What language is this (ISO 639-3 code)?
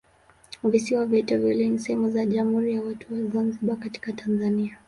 swa